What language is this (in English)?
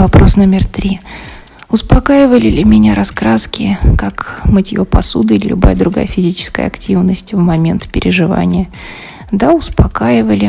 Russian